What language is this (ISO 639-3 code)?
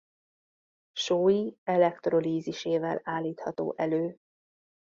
hun